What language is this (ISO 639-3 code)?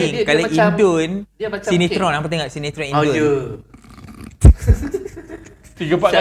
msa